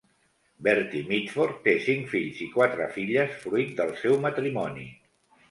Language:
Catalan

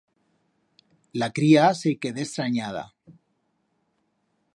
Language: Aragonese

